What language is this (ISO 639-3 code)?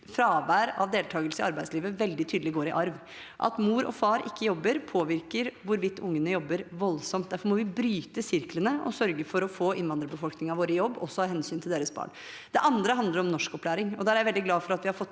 nor